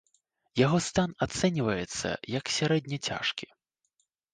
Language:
Belarusian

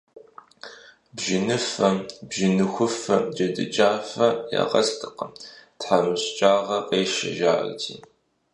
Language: Kabardian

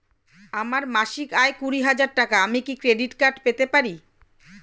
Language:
Bangla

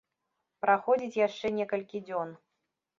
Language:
Belarusian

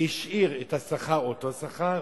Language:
Hebrew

